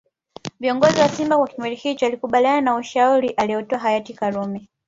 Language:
Swahili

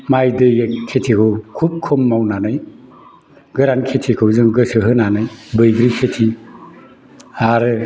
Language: Bodo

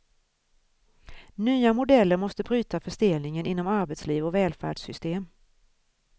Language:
Swedish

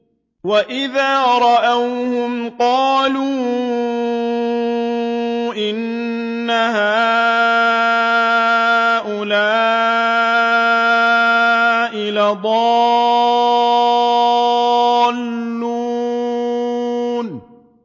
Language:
Arabic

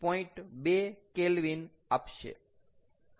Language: Gujarati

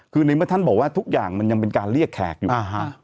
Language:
Thai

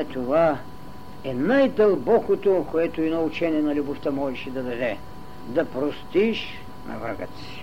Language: Bulgarian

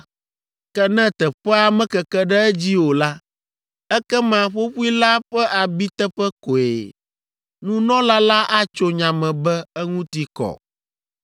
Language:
Ewe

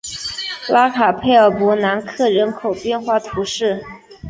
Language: Chinese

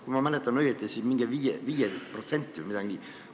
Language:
Estonian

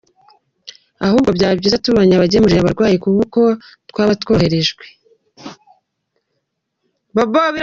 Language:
Kinyarwanda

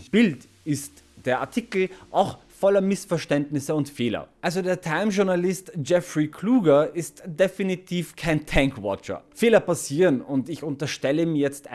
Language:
German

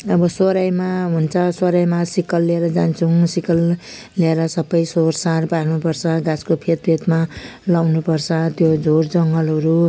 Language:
Nepali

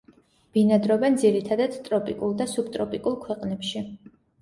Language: Georgian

